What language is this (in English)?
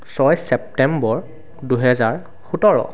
Assamese